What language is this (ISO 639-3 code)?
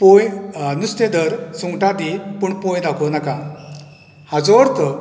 kok